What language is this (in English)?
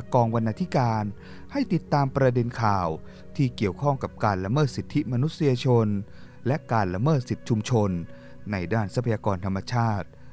Thai